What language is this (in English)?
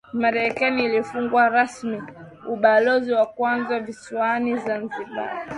Swahili